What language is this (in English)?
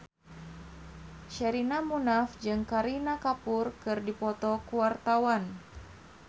Sundanese